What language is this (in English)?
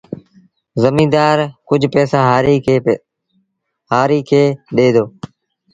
Sindhi Bhil